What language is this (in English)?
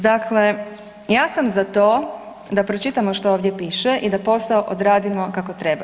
Croatian